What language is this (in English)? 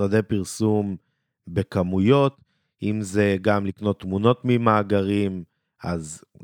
Hebrew